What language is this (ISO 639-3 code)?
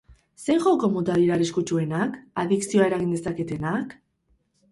eus